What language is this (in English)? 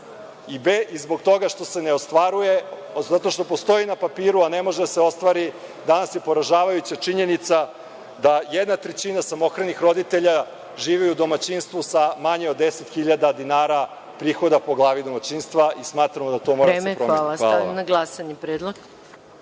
Serbian